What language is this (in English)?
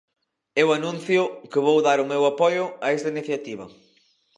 Galician